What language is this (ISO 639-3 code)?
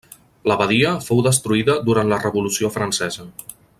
cat